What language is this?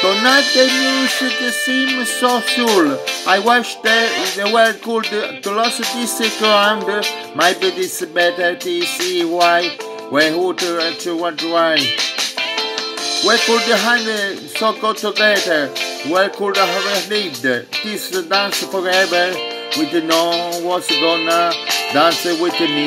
Italian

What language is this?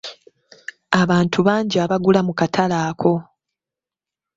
Ganda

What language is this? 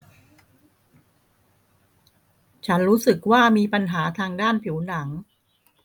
Thai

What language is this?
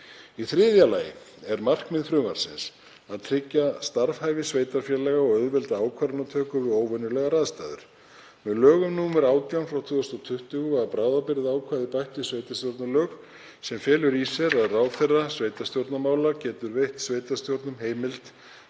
Icelandic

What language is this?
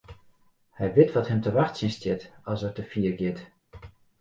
Western Frisian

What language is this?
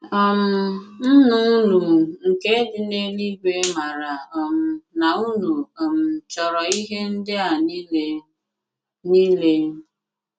Igbo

